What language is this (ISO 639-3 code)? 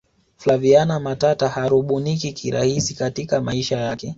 swa